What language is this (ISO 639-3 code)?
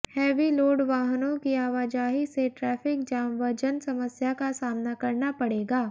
hin